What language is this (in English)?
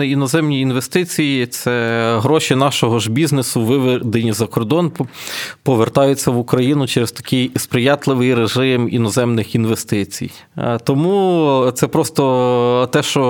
Ukrainian